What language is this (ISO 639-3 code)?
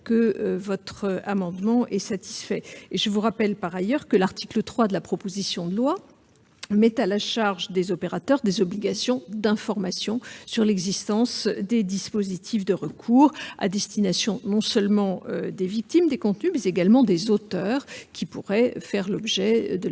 fra